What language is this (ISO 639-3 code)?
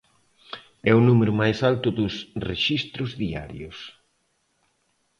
glg